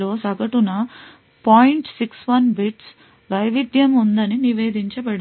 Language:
Telugu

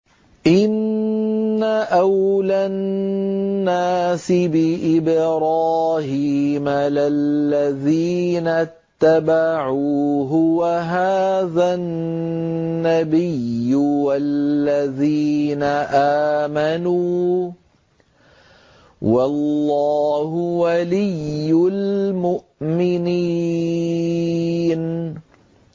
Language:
Arabic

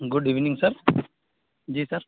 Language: Urdu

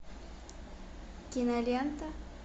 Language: Russian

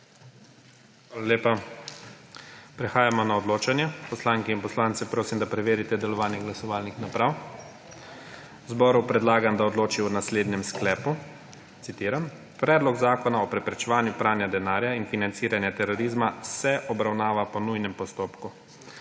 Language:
Slovenian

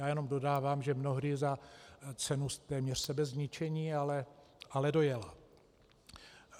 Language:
Czech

